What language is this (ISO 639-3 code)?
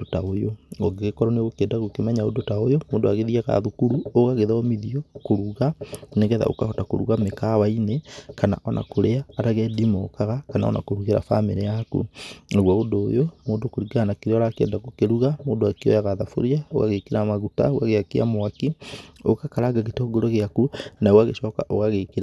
kik